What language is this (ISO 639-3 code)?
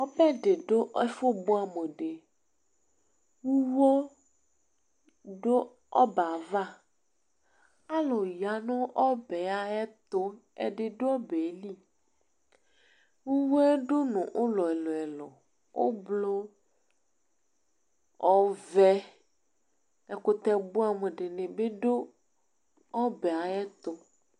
kpo